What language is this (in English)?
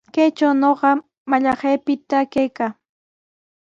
Sihuas Ancash Quechua